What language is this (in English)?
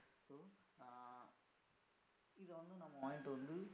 Tamil